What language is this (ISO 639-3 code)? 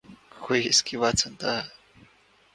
urd